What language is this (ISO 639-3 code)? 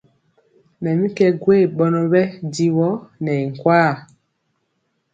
mcx